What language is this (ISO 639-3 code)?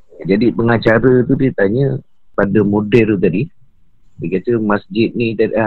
msa